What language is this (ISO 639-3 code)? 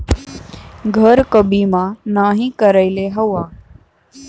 bho